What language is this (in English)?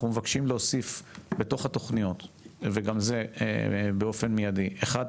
Hebrew